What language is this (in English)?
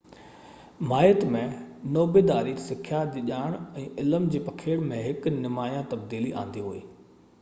Sindhi